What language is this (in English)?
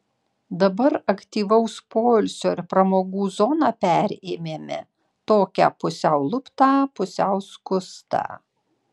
Lithuanian